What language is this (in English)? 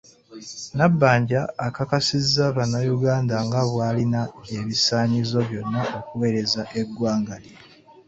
Ganda